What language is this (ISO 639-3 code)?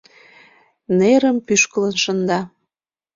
chm